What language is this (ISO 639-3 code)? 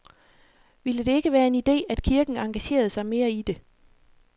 dan